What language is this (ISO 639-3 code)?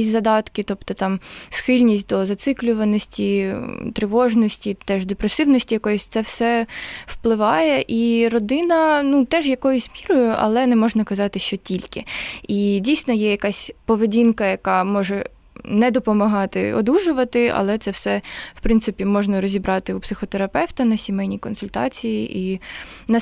ukr